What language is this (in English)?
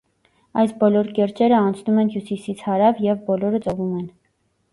Armenian